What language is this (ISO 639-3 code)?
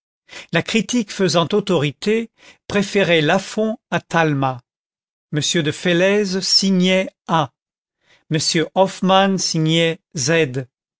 fra